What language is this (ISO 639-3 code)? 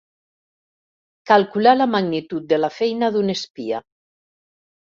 cat